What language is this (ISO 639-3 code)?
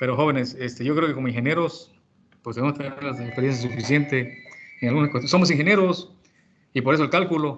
spa